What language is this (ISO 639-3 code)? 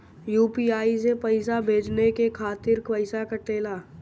bho